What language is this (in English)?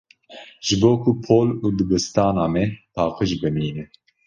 Kurdish